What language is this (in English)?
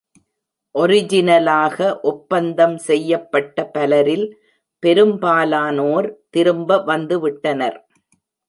Tamil